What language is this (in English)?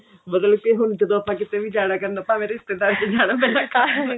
Punjabi